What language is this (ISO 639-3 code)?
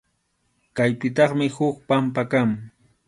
qxu